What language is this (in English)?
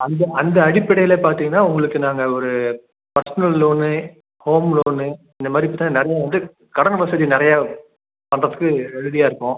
Tamil